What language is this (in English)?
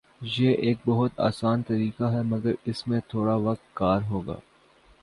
Urdu